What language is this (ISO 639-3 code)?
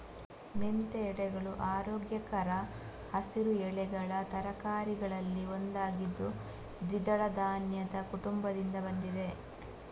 kan